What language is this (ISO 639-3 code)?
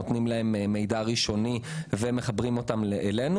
heb